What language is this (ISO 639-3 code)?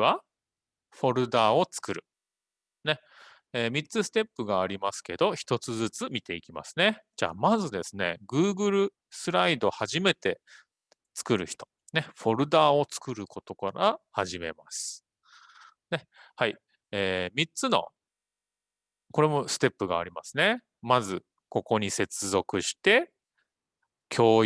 jpn